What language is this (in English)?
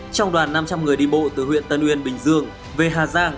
Vietnamese